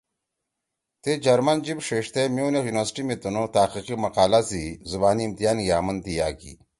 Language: Torwali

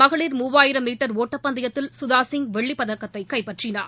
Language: Tamil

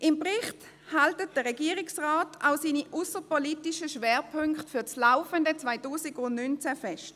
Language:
Swiss German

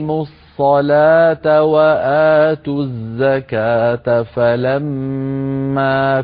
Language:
Arabic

